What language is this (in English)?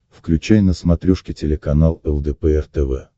Russian